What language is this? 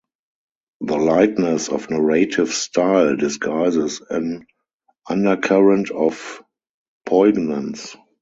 English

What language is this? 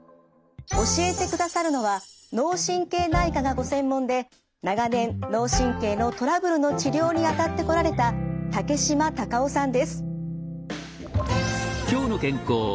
Japanese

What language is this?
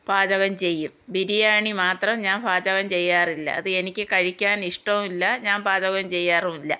Malayalam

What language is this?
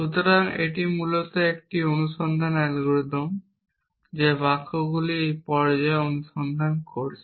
Bangla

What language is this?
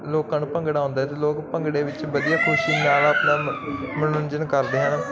Punjabi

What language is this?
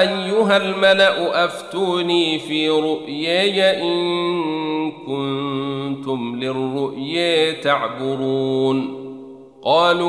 Arabic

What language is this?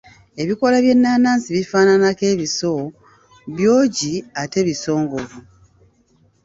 Ganda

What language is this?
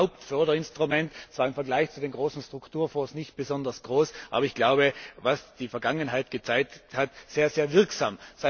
German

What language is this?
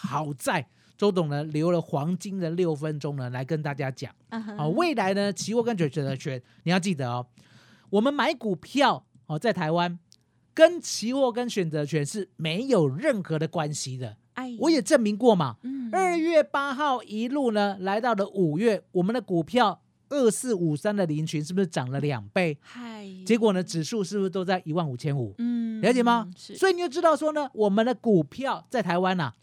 Chinese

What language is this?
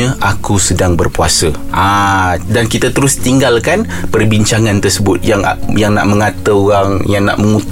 Malay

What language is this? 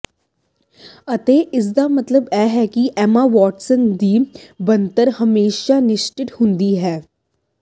Punjabi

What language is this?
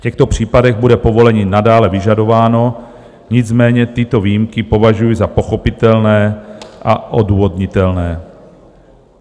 Czech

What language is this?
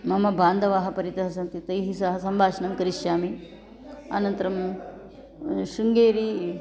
Sanskrit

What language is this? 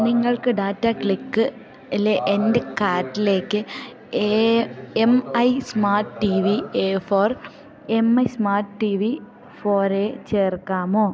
Malayalam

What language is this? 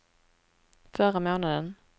Swedish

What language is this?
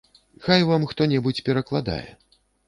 Belarusian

